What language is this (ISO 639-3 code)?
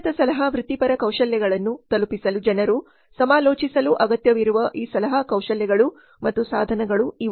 kan